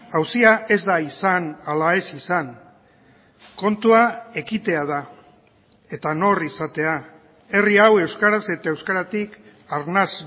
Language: Basque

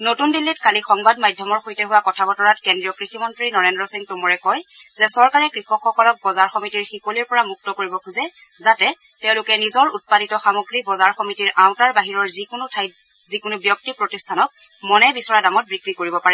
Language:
Assamese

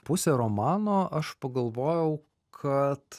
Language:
Lithuanian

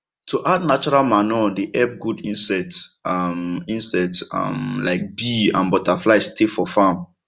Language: Nigerian Pidgin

